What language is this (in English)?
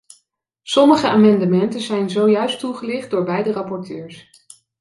Dutch